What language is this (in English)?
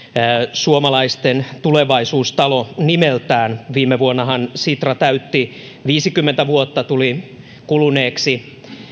Finnish